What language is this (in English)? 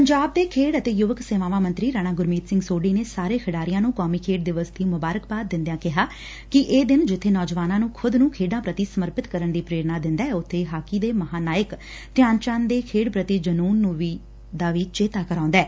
Punjabi